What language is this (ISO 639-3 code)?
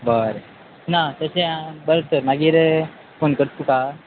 kok